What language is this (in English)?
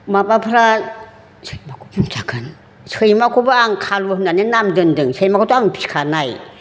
Bodo